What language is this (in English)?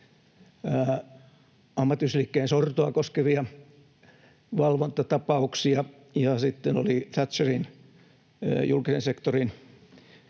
Finnish